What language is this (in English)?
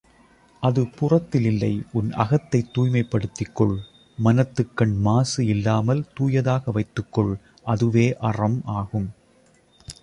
Tamil